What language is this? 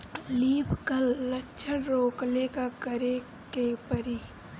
Bhojpuri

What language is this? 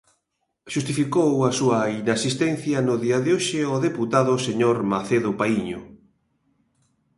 Galician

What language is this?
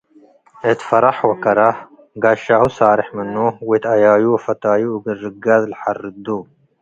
Tigre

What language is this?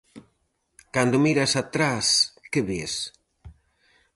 Galician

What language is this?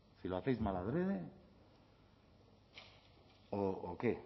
Spanish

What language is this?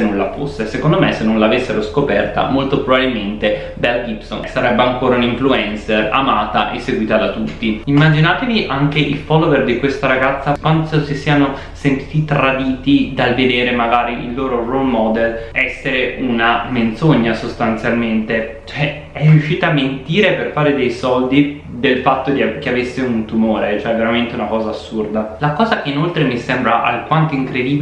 Italian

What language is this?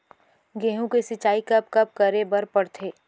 Chhattisgarhi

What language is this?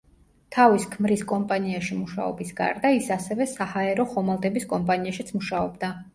Georgian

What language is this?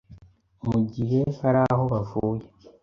Kinyarwanda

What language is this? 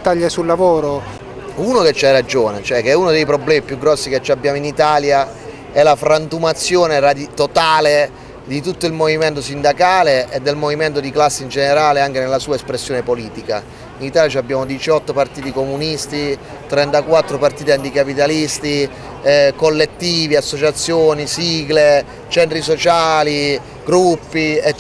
Italian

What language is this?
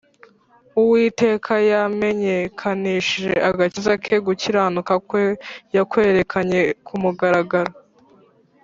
Kinyarwanda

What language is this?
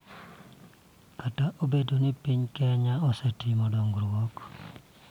Luo (Kenya and Tanzania)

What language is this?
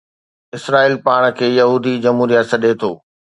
Sindhi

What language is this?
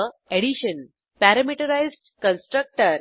Marathi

